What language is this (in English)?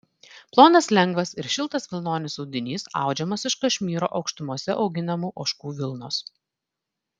Lithuanian